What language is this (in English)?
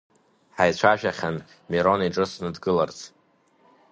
Abkhazian